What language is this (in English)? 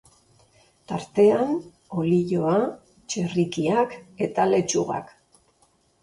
Basque